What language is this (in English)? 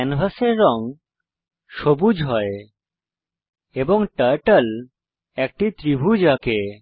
Bangla